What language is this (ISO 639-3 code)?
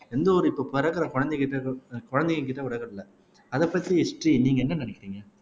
tam